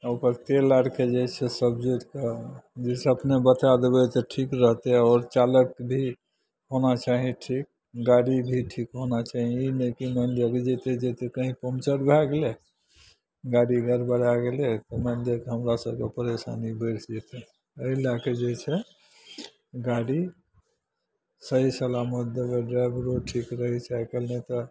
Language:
Maithili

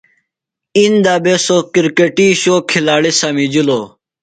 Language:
Phalura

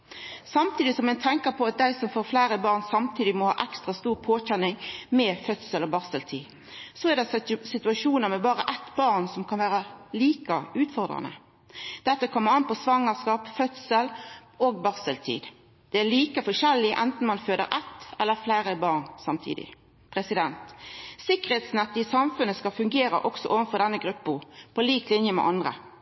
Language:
Norwegian Nynorsk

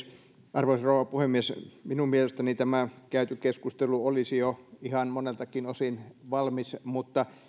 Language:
Finnish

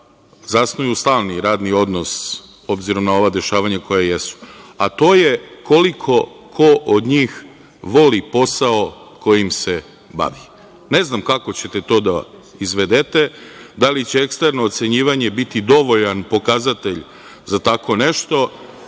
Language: Serbian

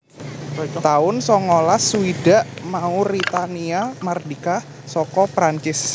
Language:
Javanese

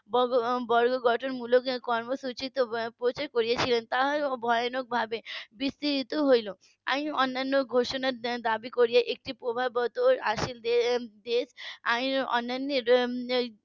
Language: Bangla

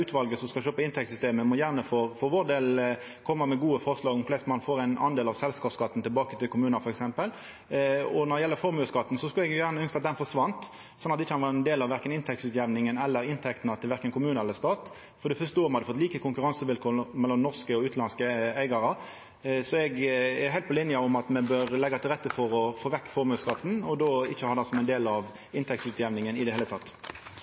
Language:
Norwegian Nynorsk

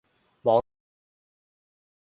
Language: Cantonese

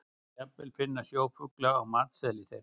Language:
Icelandic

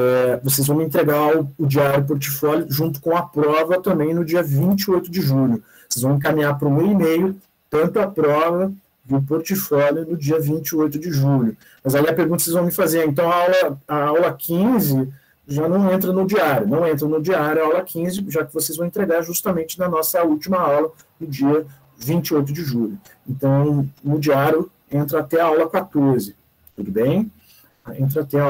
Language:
Portuguese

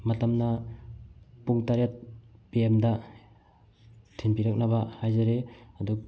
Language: Manipuri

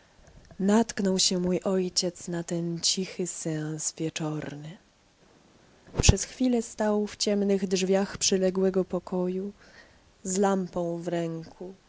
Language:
Polish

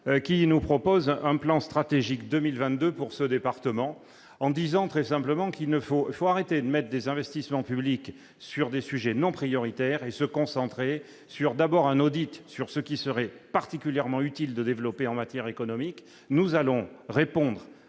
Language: French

